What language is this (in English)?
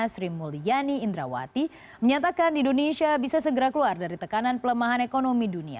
Indonesian